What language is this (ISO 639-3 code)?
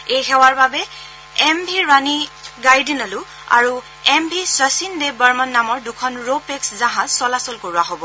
asm